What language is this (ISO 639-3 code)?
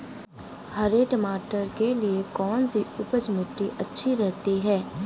hin